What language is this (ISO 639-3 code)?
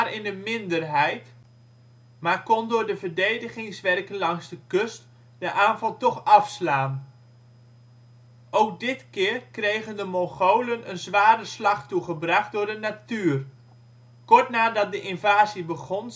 nld